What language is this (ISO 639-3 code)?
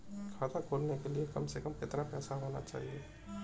hin